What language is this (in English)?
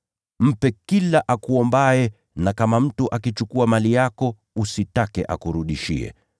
Swahili